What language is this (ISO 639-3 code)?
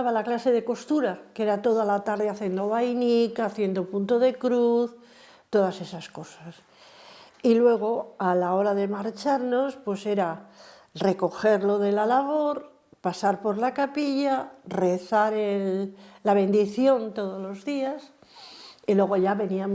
spa